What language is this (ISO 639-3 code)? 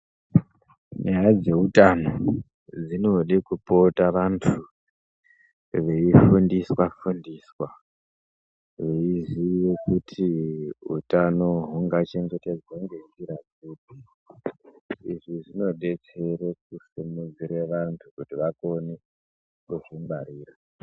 ndc